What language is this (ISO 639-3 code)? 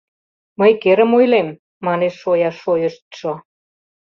chm